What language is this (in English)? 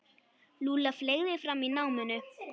Icelandic